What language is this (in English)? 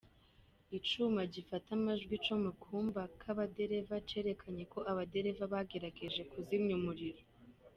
Kinyarwanda